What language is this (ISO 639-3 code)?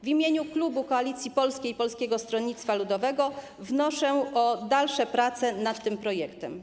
pol